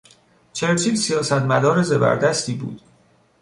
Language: Persian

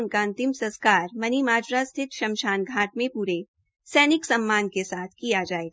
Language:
Hindi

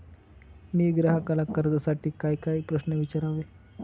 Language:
Marathi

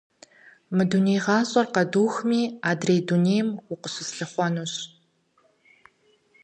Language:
Kabardian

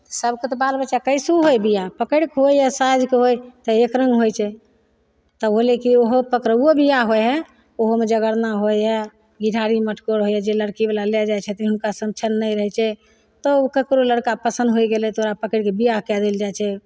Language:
Maithili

